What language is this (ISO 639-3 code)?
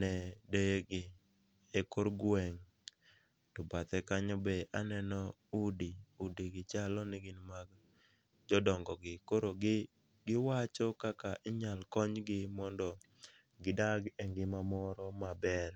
luo